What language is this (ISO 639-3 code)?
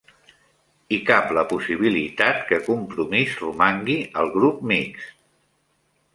cat